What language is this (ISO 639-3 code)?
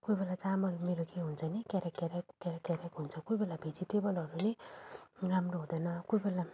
nep